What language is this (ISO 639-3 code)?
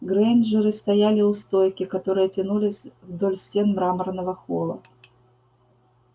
rus